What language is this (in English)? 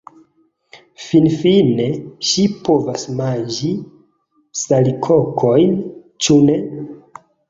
Esperanto